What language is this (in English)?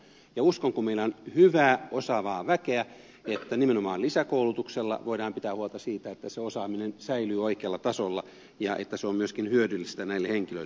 Finnish